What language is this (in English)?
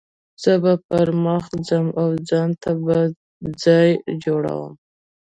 Pashto